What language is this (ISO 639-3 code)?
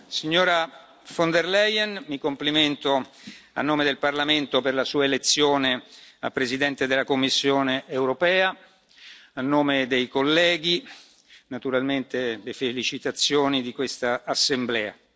ita